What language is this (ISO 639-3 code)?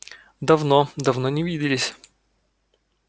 rus